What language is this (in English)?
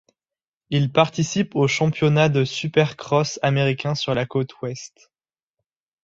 French